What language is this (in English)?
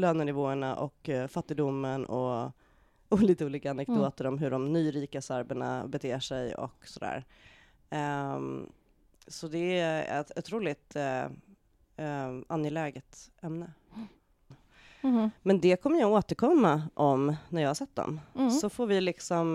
Swedish